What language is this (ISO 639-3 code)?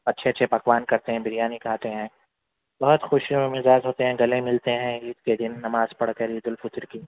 urd